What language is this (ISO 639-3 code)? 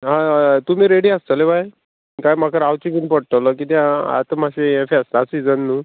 kok